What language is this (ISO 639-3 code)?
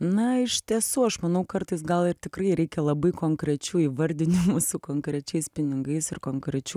lit